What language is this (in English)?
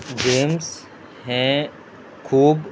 Konkani